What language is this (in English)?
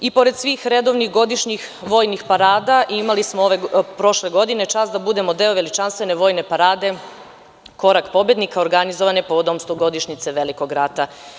Serbian